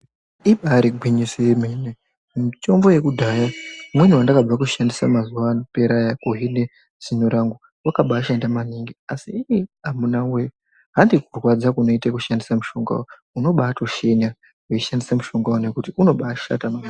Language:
Ndau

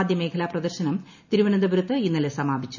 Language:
Malayalam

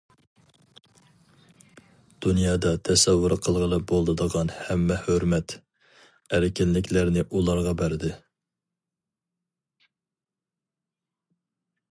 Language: Uyghur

